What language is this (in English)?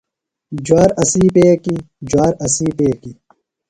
Phalura